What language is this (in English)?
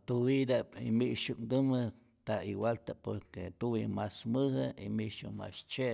Rayón Zoque